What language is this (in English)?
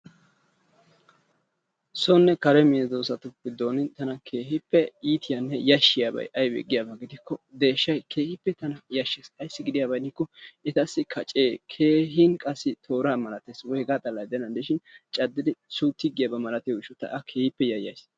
Wolaytta